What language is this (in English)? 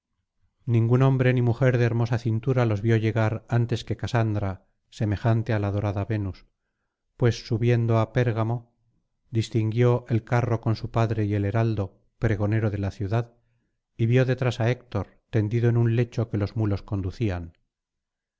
Spanish